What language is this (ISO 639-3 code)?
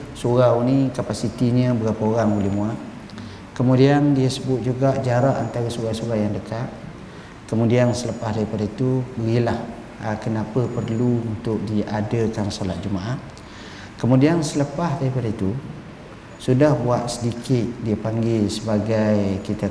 msa